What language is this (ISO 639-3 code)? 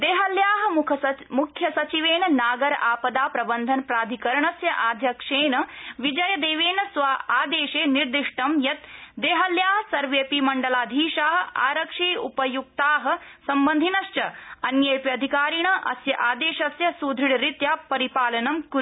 san